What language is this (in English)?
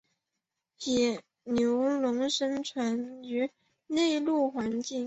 Chinese